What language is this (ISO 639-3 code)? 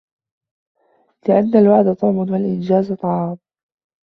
ara